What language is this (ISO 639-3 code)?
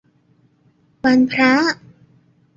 tha